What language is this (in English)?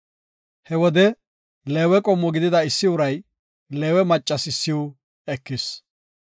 Gofa